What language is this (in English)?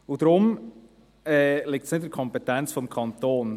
Swiss German